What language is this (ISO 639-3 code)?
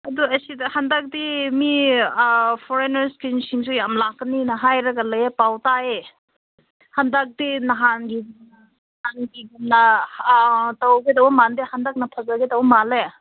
mni